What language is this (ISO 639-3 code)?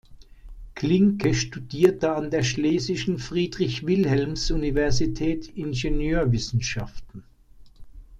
deu